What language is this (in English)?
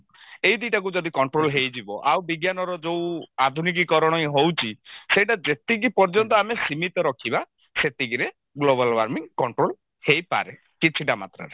Odia